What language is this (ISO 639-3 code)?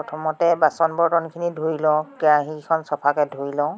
asm